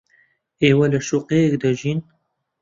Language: Central Kurdish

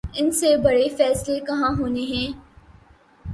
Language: Urdu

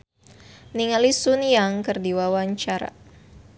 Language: Sundanese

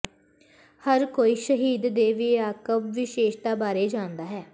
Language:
Punjabi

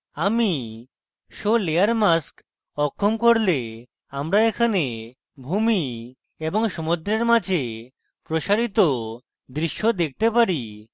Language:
Bangla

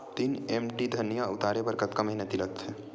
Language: Chhattisgarhi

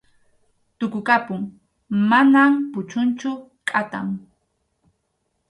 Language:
Arequipa-La Unión Quechua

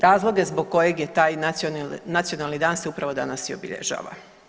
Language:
Croatian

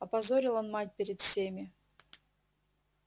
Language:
Russian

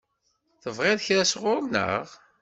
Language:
Kabyle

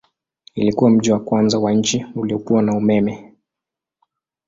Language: Swahili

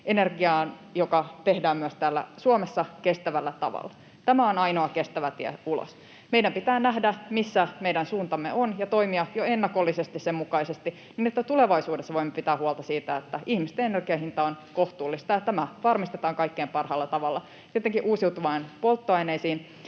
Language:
Finnish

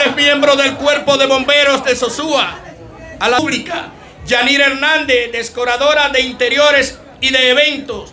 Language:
Spanish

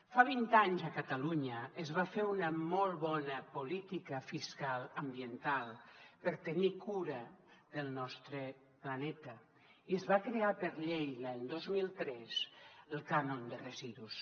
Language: Catalan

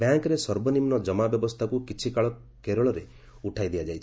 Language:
Odia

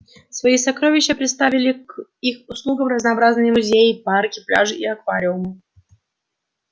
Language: Russian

